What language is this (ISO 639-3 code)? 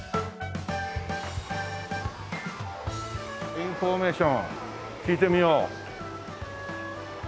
jpn